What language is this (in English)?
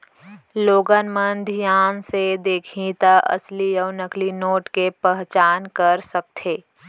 Chhattisgarhi